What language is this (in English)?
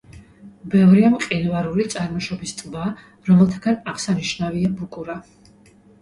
Georgian